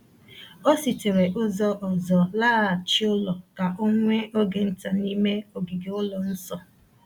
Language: Igbo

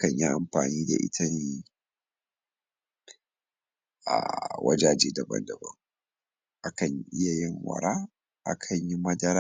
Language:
Hausa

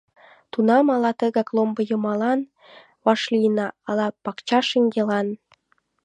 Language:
Mari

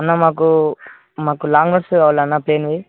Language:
Telugu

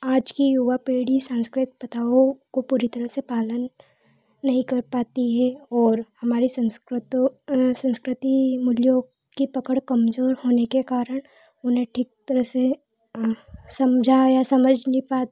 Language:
Hindi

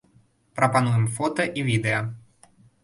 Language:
Belarusian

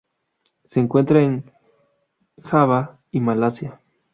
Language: Spanish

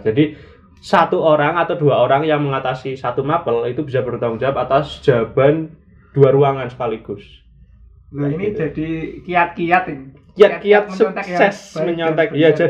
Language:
Indonesian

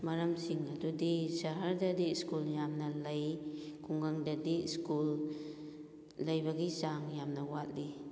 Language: Manipuri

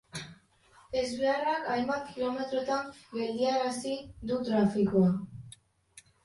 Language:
Basque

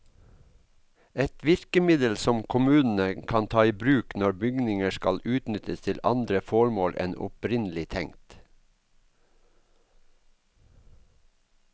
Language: Norwegian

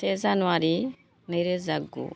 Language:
Bodo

